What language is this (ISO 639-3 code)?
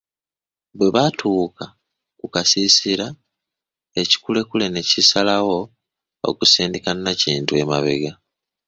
lug